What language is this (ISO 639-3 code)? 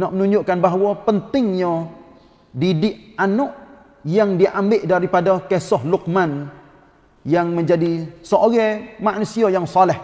msa